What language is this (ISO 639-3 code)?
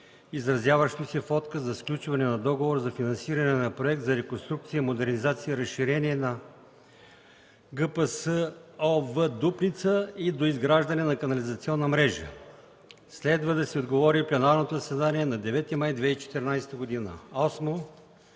bul